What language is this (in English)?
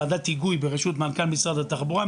Hebrew